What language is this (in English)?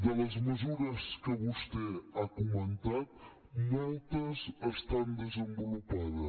Catalan